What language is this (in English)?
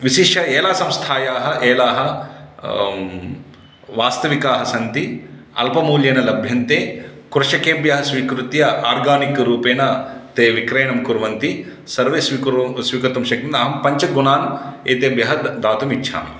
Sanskrit